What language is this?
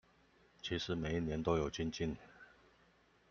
Chinese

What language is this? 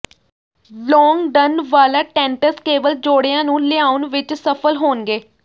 Punjabi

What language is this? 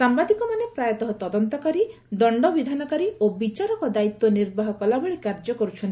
Odia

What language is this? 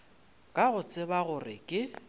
Northern Sotho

